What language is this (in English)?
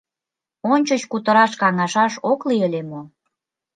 Mari